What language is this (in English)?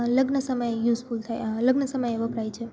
Gujarati